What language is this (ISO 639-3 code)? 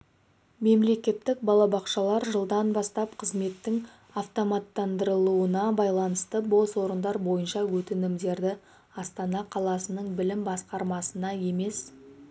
kaz